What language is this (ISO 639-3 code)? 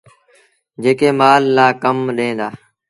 sbn